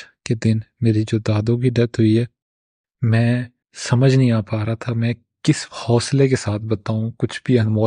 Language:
Urdu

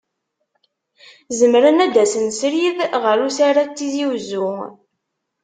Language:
Kabyle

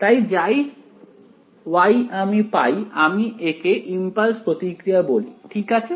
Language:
Bangla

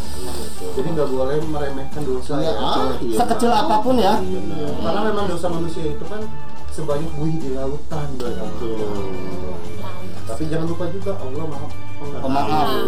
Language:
Indonesian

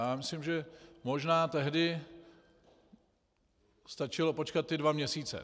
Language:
Czech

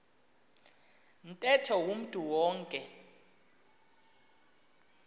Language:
Xhosa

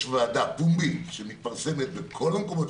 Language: Hebrew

